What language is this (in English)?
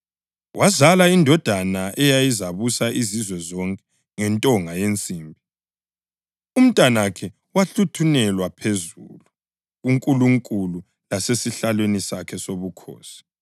North Ndebele